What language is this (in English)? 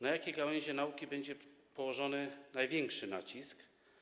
Polish